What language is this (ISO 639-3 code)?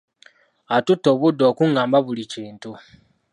lug